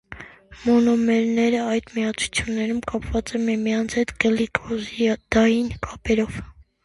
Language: Armenian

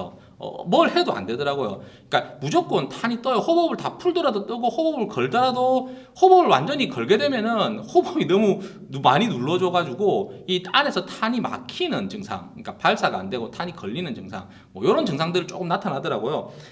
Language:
Korean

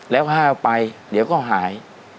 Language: Thai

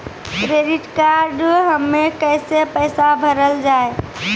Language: Maithili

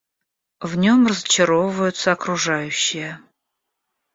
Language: Russian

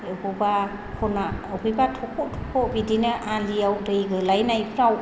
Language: Bodo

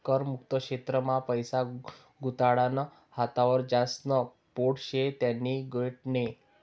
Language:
Marathi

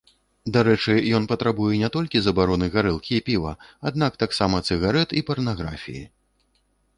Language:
Belarusian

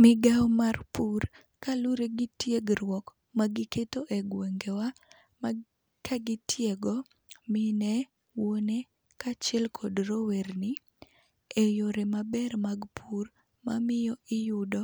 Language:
Luo (Kenya and Tanzania)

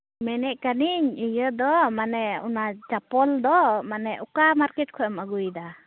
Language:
Santali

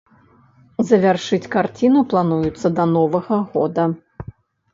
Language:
Belarusian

